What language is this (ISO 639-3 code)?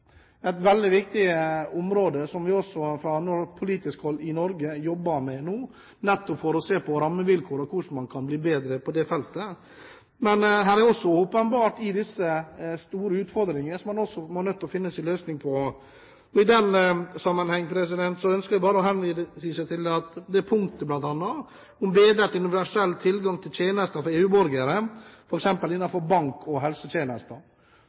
nob